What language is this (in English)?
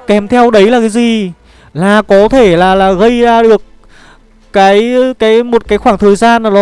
Vietnamese